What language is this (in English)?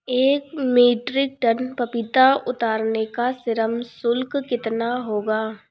Hindi